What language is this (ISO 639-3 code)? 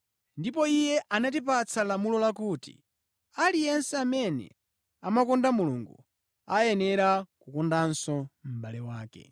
nya